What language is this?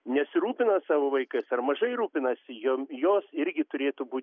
Lithuanian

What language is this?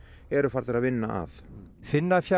Icelandic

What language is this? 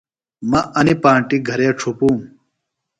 Phalura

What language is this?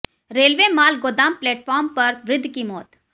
Hindi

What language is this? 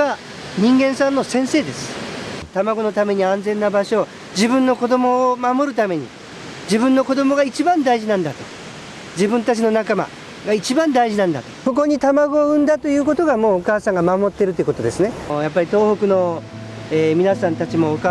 Japanese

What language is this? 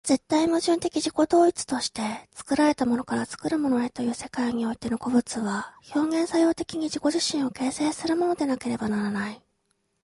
Japanese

